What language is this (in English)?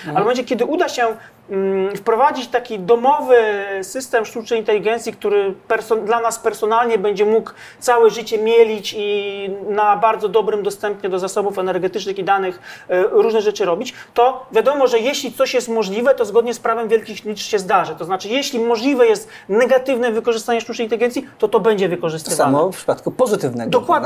Polish